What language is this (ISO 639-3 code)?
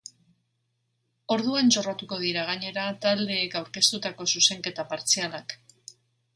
eus